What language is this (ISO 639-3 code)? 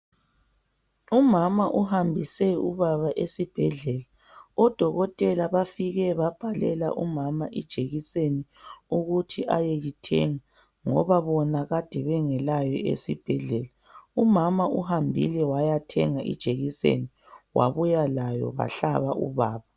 nde